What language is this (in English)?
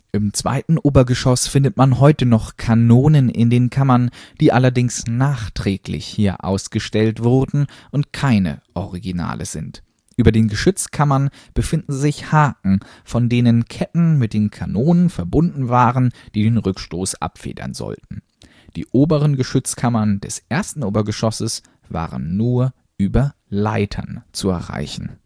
German